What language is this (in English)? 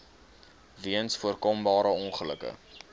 Afrikaans